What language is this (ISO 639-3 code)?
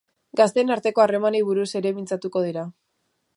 eus